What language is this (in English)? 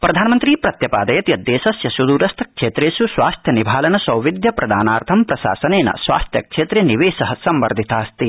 Sanskrit